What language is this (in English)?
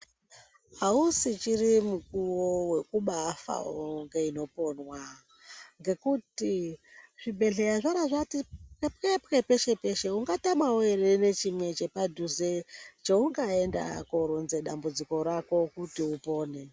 Ndau